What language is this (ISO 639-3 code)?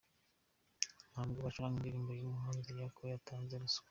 kin